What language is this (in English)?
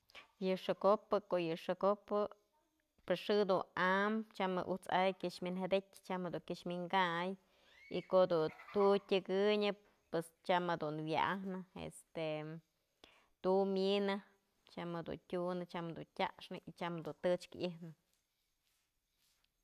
Mazatlán Mixe